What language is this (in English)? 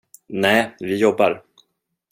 Swedish